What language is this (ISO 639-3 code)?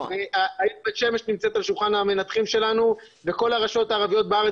heb